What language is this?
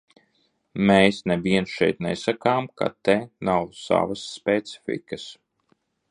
Latvian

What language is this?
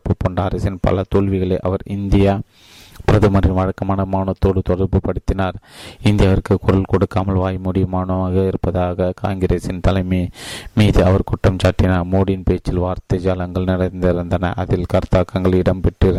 Tamil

